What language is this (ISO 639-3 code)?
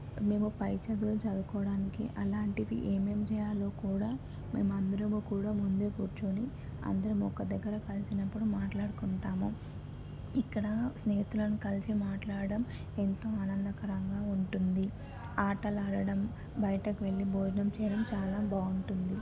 tel